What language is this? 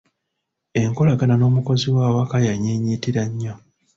Ganda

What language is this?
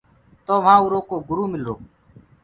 Gurgula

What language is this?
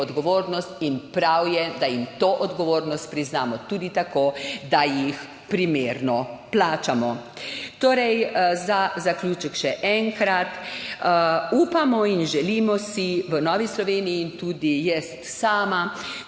Slovenian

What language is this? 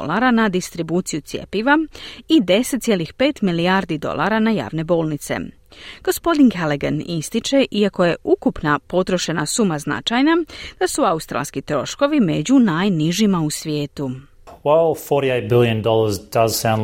Croatian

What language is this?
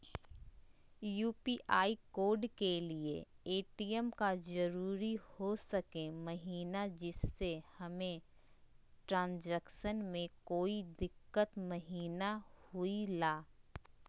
Magahi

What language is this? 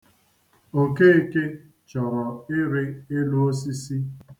Igbo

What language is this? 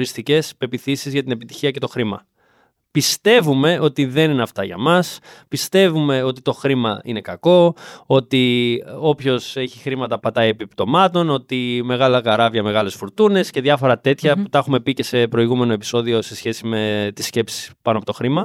Greek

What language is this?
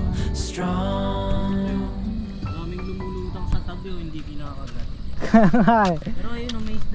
Filipino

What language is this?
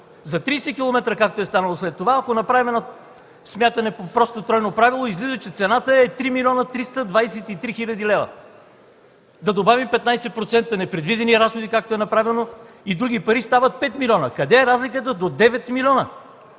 Bulgarian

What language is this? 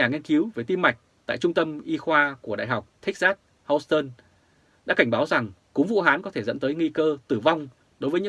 Vietnamese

